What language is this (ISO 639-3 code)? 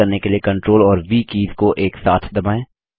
hin